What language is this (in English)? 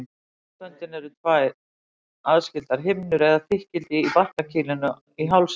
Icelandic